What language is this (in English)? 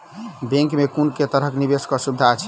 Maithili